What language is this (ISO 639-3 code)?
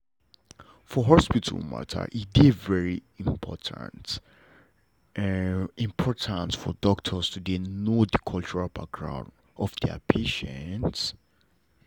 pcm